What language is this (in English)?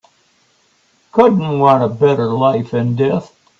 English